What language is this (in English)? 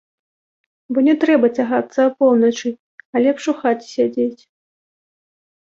Belarusian